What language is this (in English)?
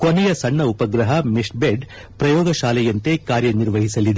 Kannada